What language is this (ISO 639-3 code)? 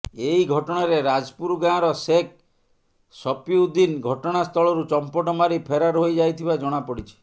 ori